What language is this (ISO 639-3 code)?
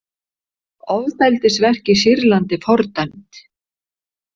isl